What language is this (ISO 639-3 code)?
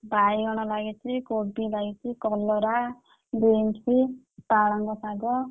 ori